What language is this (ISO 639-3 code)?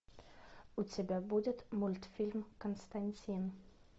rus